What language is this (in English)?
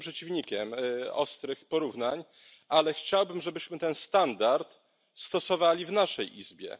Polish